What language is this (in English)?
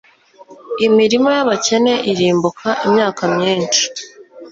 Kinyarwanda